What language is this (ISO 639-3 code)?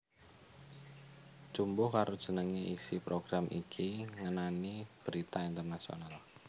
jav